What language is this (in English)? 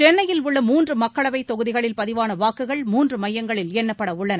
Tamil